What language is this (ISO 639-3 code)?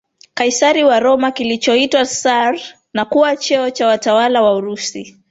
swa